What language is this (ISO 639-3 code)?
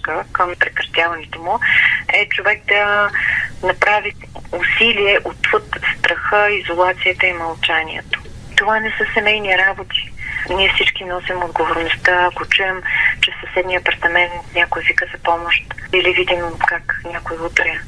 bul